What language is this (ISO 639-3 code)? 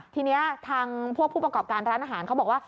tha